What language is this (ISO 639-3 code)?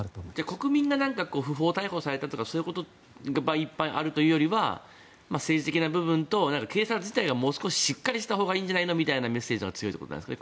jpn